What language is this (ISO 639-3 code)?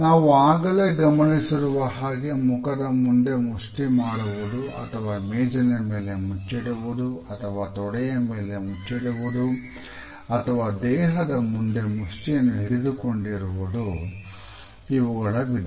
kan